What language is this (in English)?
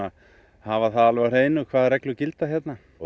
Icelandic